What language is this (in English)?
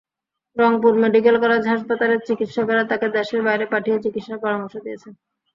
Bangla